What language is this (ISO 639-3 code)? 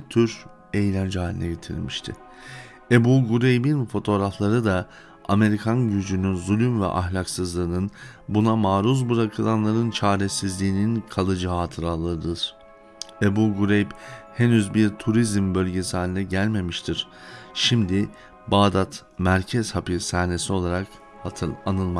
tur